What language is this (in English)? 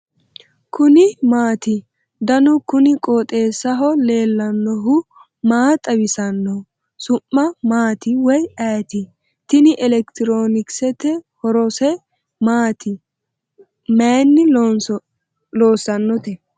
Sidamo